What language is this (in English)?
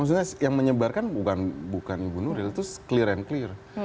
Indonesian